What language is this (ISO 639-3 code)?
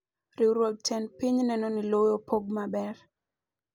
luo